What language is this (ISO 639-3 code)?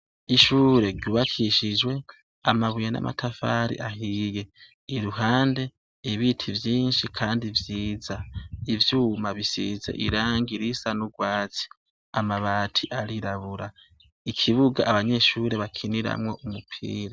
run